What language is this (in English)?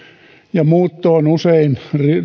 Finnish